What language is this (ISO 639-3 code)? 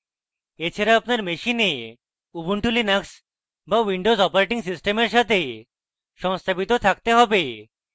ben